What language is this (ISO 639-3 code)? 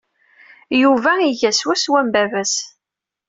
kab